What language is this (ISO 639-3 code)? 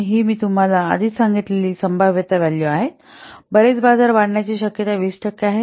mar